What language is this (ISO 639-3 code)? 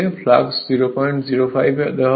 ben